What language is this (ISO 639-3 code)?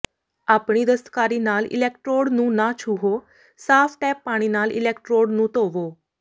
pan